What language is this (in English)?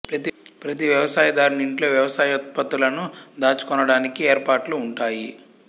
Telugu